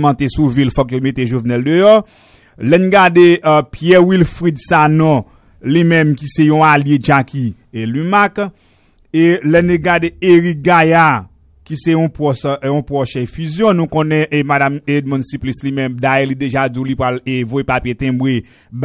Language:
French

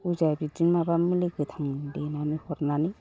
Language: Bodo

